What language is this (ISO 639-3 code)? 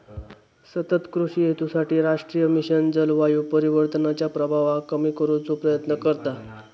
mar